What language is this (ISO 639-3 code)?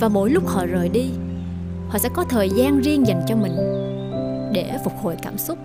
vie